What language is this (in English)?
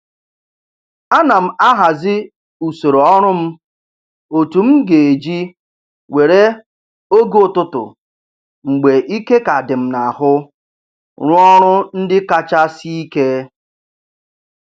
Igbo